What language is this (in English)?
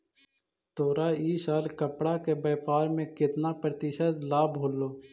Magahi